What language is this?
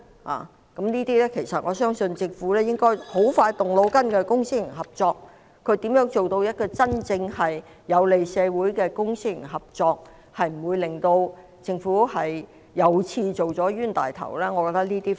Cantonese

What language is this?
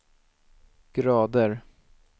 Swedish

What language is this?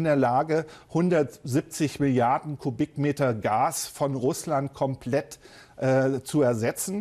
German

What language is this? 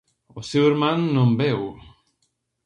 Galician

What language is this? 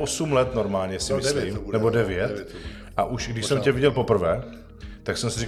Czech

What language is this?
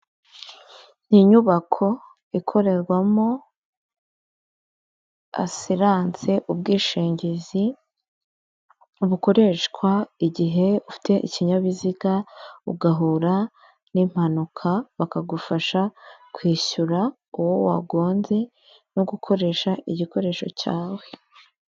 Kinyarwanda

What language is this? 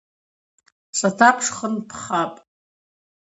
Abaza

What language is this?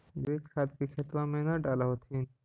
Magahi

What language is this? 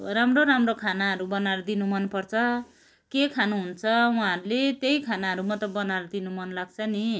Nepali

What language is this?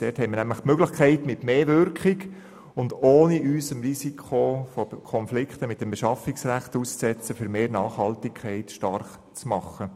Swiss German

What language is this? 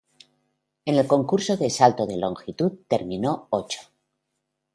Spanish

